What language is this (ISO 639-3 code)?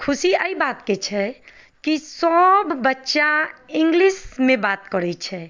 mai